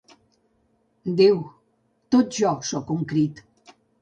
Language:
Catalan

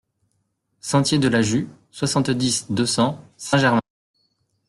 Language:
French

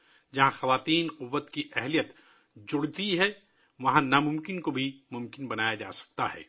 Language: Urdu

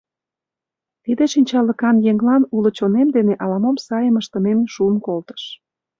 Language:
Mari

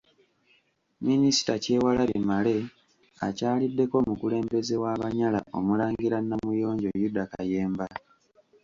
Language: Ganda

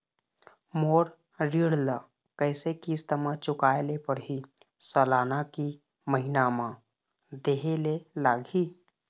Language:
Chhattisgarhi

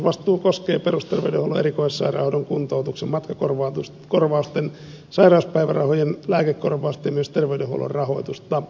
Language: Finnish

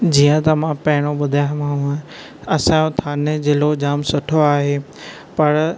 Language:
Sindhi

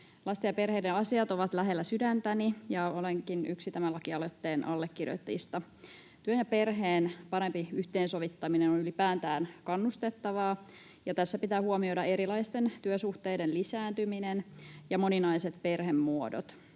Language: Finnish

